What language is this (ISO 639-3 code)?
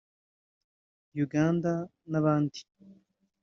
kin